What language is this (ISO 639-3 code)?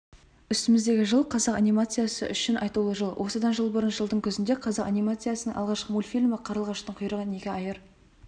kaz